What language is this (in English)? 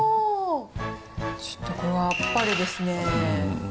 Japanese